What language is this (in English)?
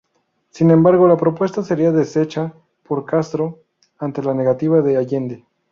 Spanish